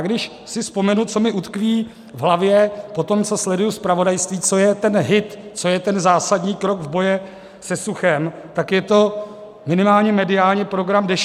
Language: Czech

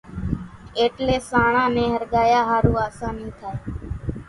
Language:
Kachi Koli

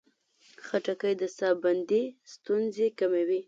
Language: Pashto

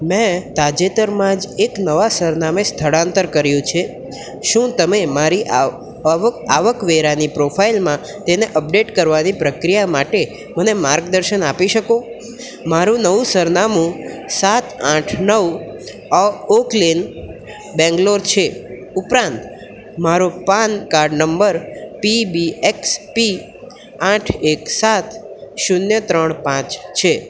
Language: Gujarati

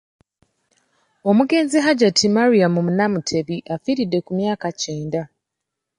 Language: Ganda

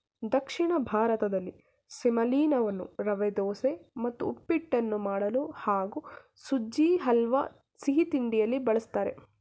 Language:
Kannada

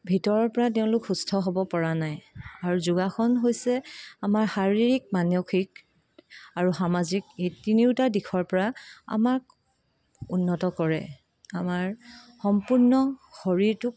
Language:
Assamese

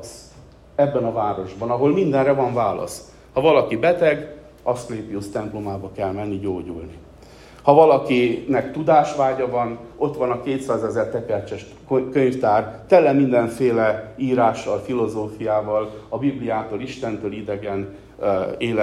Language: Hungarian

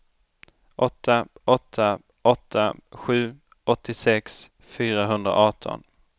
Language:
Swedish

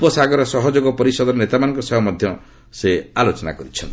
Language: Odia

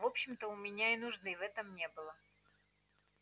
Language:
Russian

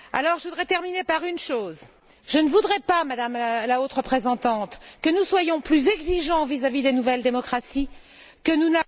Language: French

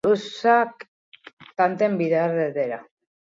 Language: Basque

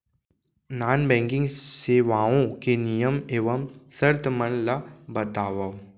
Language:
Chhattisgarhi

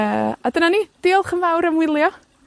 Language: Welsh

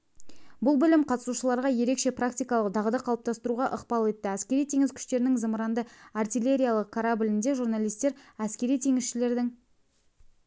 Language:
Kazakh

